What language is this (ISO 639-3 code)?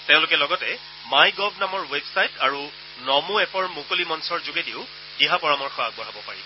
asm